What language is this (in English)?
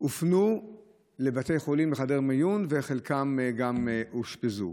Hebrew